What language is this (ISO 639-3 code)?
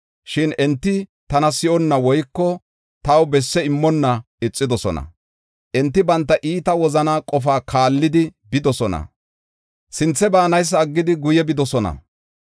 gof